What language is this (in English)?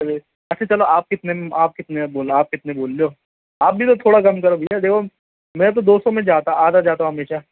Urdu